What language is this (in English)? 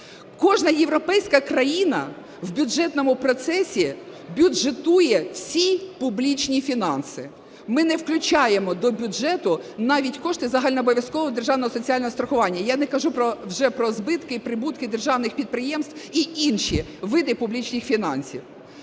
Ukrainian